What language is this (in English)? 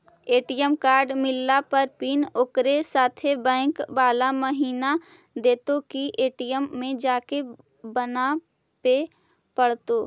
Magahi